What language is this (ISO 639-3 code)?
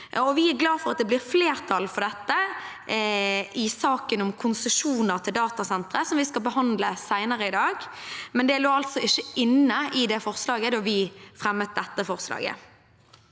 nor